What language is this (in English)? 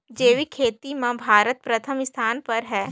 Chhattisgarhi